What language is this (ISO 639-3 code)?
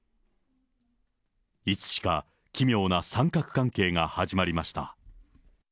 jpn